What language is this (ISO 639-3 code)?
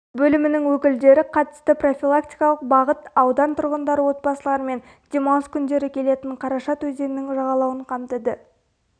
kaz